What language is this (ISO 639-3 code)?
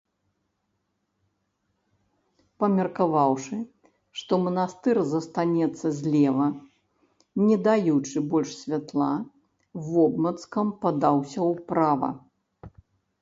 bel